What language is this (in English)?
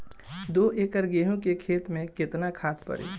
Bhojpuri